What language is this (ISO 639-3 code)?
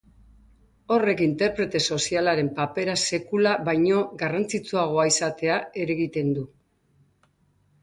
eus